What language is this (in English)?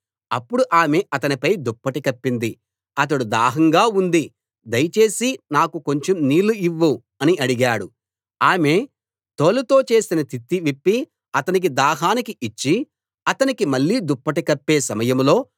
Telugu